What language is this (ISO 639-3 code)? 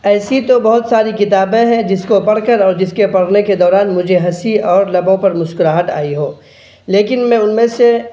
urd